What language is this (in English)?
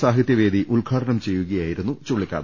Malayalam